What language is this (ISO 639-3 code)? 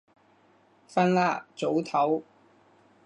yue